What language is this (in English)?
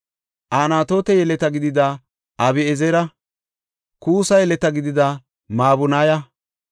Gofa